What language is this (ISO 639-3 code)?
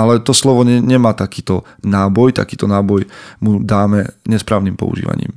slk